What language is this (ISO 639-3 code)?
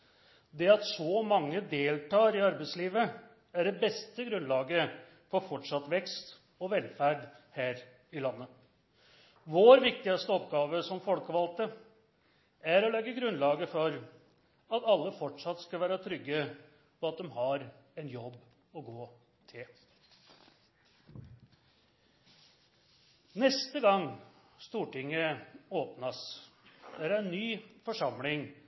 nno